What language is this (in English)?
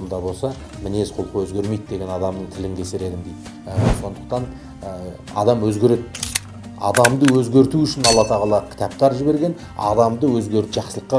Turkish